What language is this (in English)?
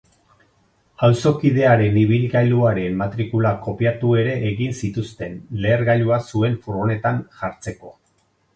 Basque